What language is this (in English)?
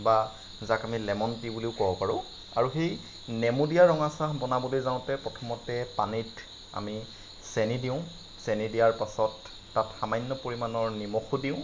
Assamese